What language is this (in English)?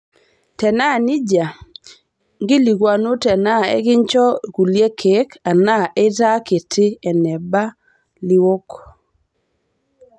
Masai